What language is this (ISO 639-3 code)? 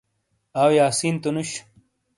scl